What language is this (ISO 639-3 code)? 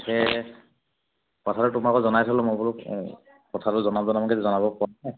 asm